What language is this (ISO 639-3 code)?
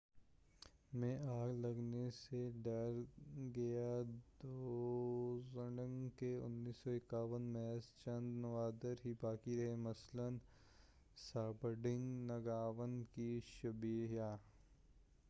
urd